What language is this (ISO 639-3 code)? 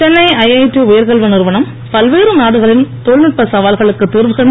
tam